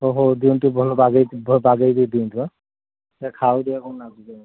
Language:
Odia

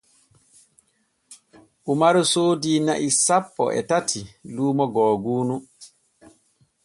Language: Borgu Fulfulde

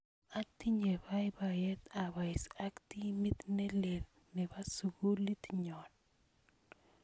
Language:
Kalenjin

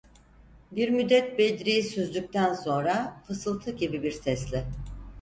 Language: Turkish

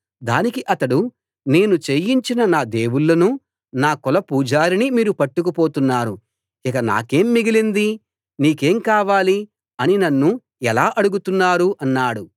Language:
Telugu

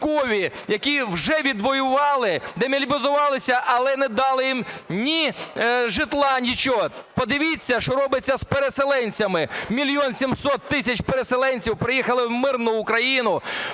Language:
Ukrainian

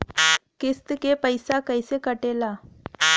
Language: Bhojpuri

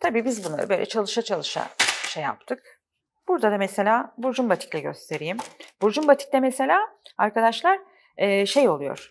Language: Turkish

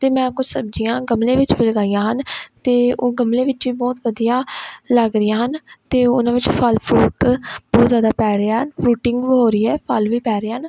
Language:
Punjabi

